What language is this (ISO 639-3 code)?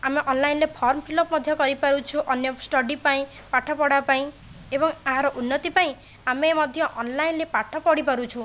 ori